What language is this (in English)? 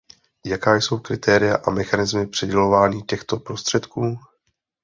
Czech